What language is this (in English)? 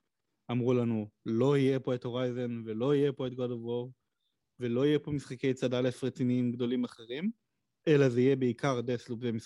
Hebrew